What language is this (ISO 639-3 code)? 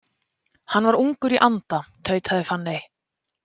isl